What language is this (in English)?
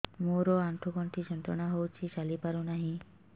Odia